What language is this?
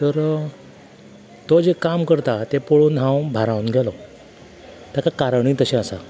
Konkani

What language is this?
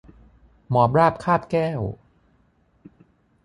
Thai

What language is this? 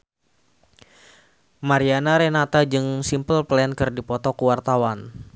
Sundanese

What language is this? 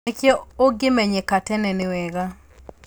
Kikuyu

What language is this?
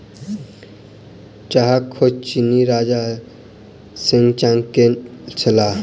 Maithili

